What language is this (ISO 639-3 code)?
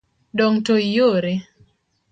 luo